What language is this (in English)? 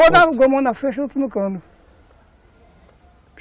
Portuguese